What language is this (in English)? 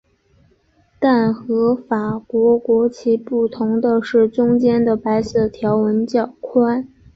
Chinese